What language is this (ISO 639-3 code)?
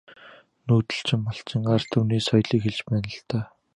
mon